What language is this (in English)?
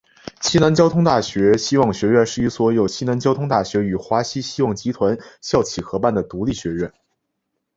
Chinese